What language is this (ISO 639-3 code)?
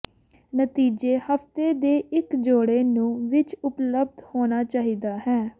pan